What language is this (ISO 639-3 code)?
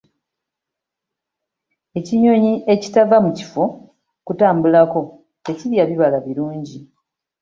lug